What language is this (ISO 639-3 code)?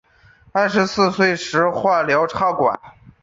zho